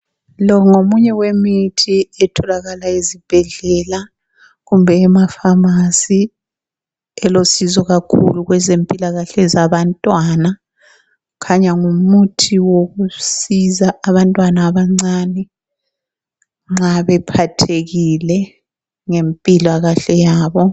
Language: North Ndebele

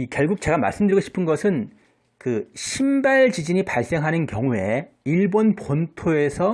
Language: Korean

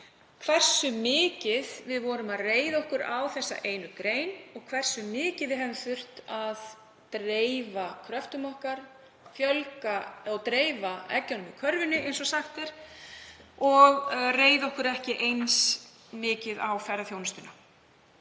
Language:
Icelandic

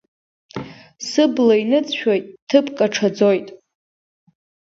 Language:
Abkhazian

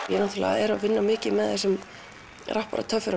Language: Icelandic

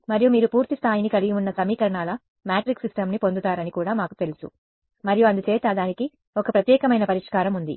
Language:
Telugu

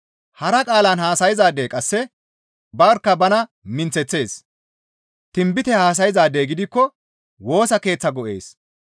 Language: Gamo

